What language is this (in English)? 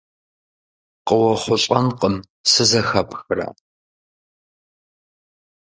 Kabardian